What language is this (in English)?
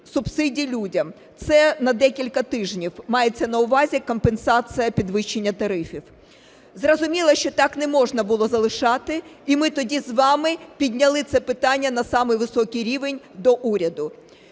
Ukrainian